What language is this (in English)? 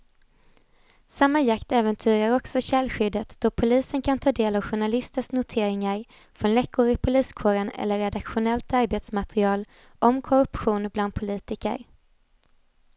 Swedish